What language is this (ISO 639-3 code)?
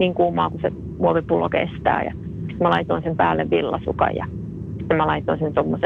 fin